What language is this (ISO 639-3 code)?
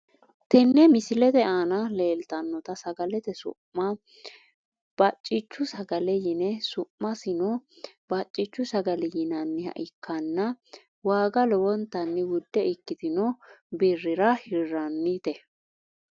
sid